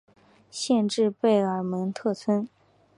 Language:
Chinese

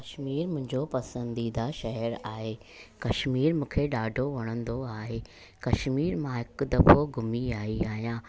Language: Sindhi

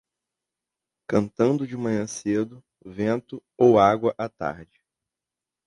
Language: Portuguese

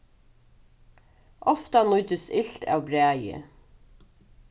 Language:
Faroese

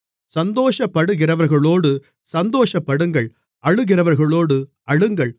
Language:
Tamil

